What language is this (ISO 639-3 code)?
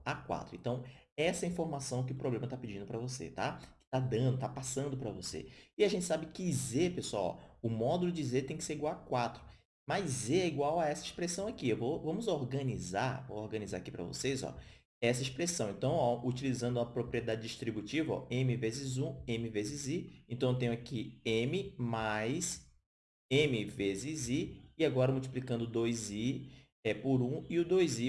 por